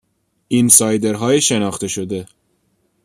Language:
Persian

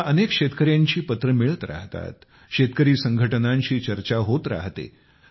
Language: Marathi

